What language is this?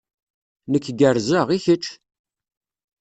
Kabyle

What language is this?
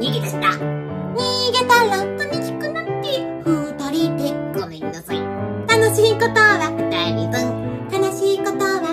Japanese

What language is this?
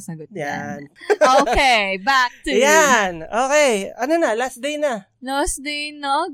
Filipino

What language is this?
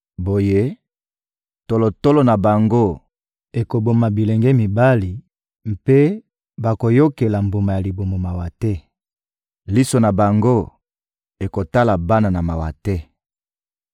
Lingala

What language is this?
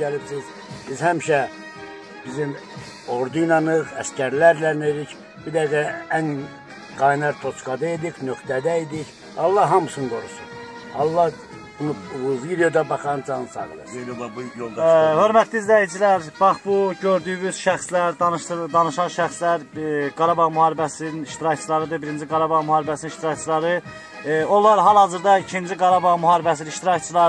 Turkish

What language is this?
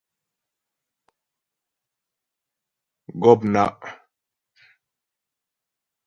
Ghomala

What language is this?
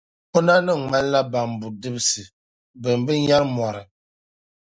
Dagbani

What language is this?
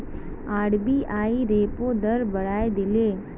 Magahi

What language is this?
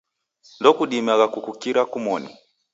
Taita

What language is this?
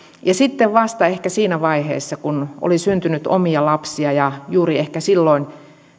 Finnish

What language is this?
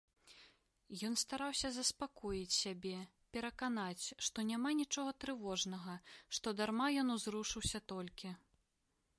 Belarusian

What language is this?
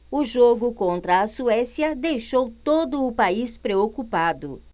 Portuguese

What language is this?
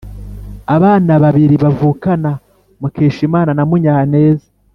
Kinyarwanda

